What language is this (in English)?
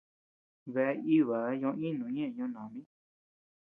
Tepeuxila Cuicatec